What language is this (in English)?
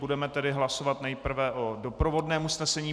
Czech